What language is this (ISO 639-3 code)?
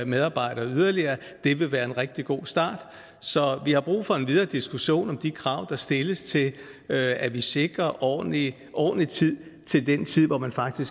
dan